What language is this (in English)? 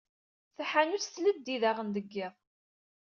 Kabyle